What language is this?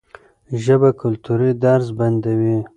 Pashto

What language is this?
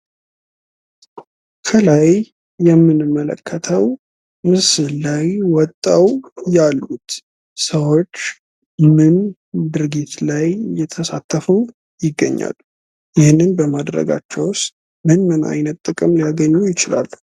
Amharic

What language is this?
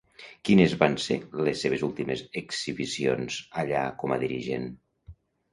Catalan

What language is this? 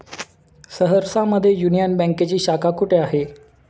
Marathi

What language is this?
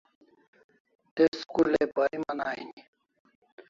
Kalasha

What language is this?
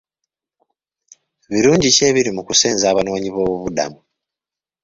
Ganda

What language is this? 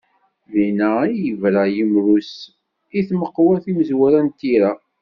Kabyle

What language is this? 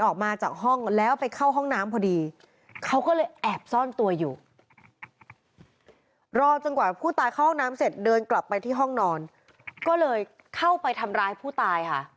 Thai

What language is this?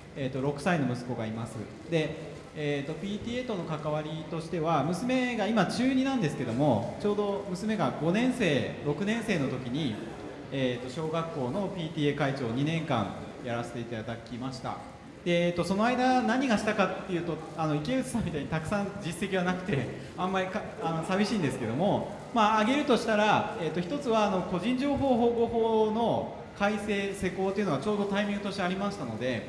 Japanese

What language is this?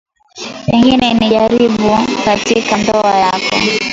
Swahili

